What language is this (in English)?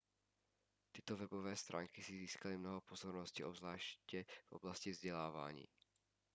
Czech